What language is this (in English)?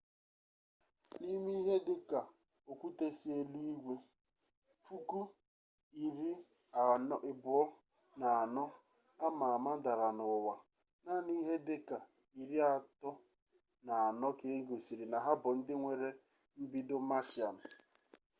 Igbo